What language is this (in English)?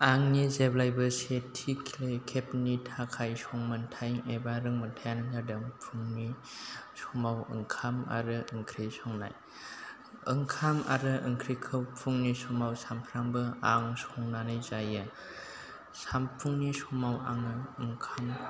Bodo